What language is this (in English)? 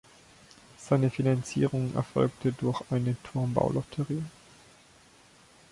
German